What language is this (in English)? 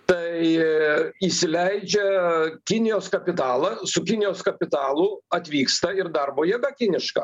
Lithuanian